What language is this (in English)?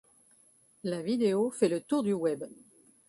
French